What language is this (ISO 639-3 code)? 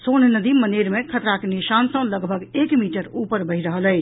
mai